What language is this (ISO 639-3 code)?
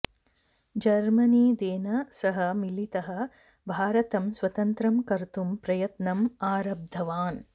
san